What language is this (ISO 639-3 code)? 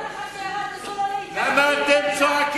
heb